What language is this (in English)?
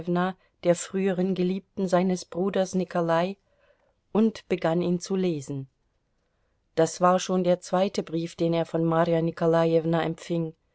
German